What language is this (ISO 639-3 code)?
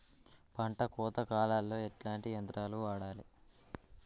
tel